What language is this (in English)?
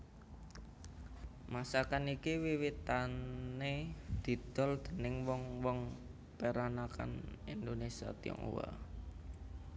Javanese